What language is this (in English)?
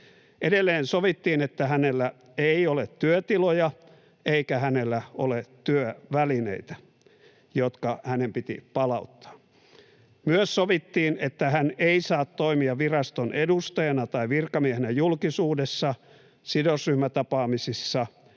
Finnish